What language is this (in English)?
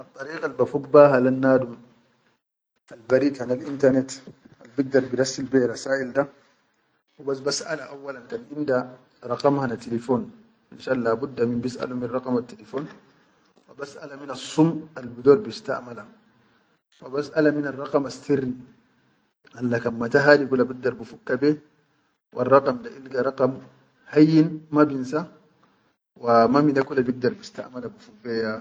Chadian Arabic